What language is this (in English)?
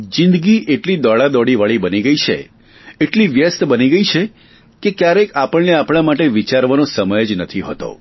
Gujarati